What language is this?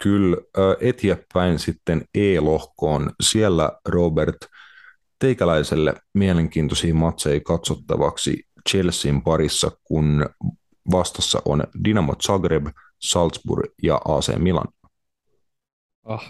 Finnish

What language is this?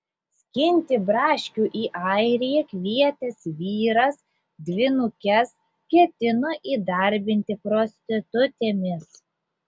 Lithuanian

